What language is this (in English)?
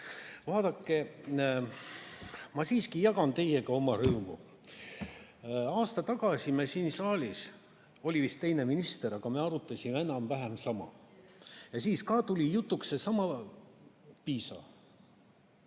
Estonian